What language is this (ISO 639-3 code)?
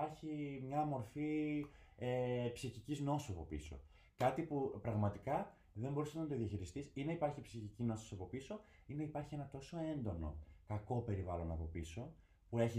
ell